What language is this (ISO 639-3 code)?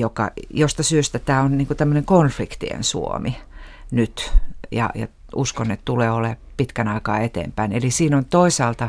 fin